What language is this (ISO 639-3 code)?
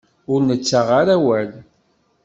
kab